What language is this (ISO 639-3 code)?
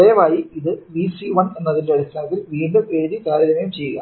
mal